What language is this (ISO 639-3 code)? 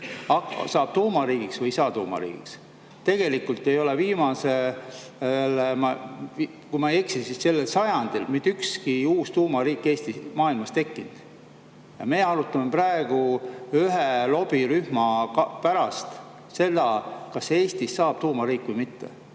est